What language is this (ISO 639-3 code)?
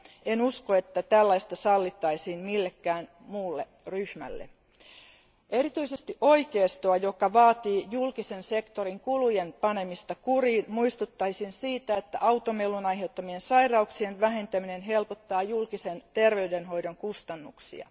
fin